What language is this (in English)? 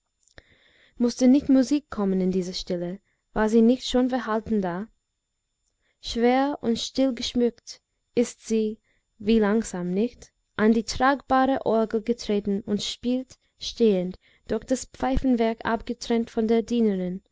German